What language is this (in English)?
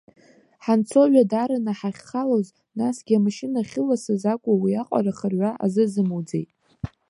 Abkhazian